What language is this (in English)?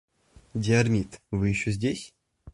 Russian